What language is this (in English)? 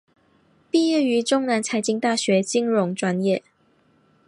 Chinese